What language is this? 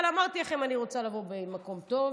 Hebrew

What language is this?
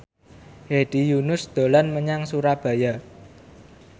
Javanese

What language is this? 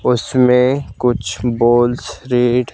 Hindi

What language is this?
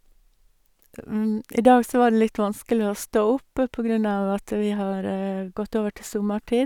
Norwegian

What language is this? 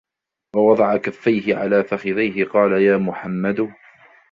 Arabic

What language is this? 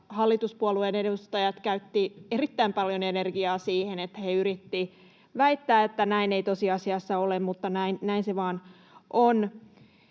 Finnish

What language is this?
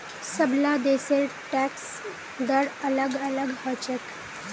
Magahi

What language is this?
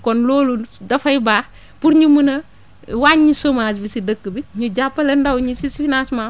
Wolof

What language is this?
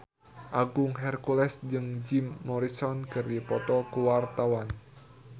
Sundanese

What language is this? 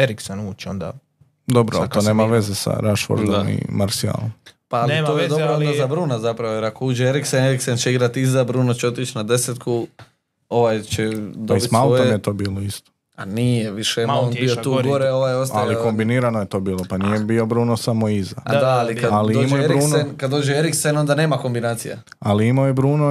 Croatian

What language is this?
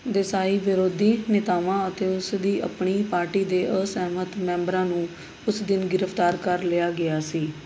Punjabi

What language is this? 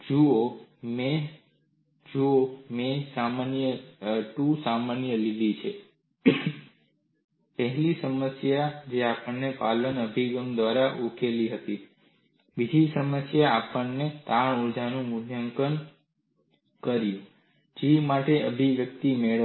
Gujarati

